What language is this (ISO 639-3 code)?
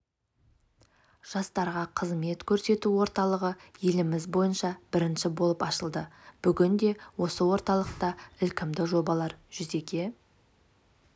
kaz